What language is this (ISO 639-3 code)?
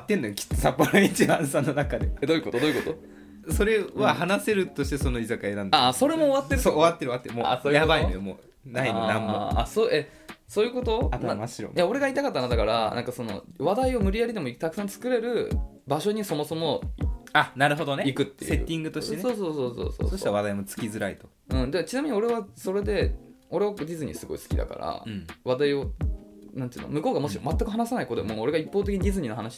jpn